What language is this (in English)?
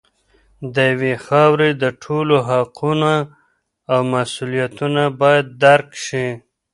Pashto